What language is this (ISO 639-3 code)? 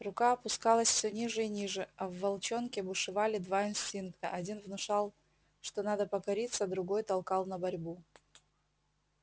rus